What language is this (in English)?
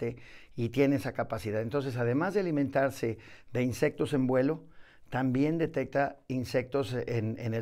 Spanish